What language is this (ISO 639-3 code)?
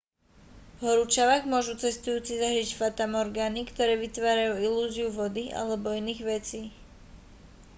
slk